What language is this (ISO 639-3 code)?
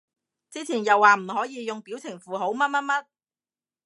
yue